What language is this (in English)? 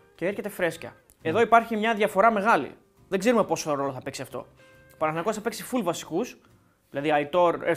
Greek